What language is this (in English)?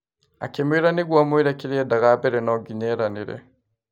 Kikuyu